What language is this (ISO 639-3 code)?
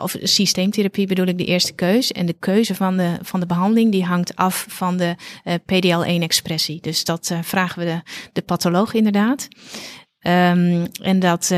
nld